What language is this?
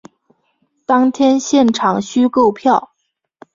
Chinese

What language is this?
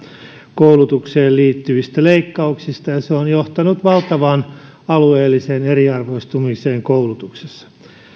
Finnish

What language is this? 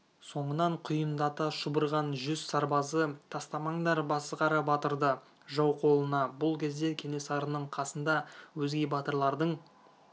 Kazakh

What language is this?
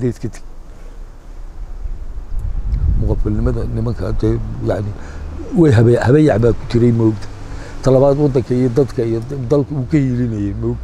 Arabic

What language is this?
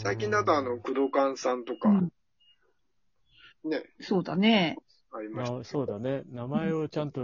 Japanese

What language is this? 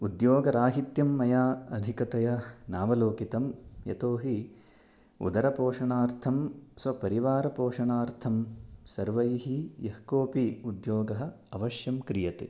Sanskrit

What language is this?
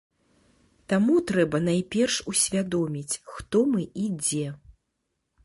Belarusian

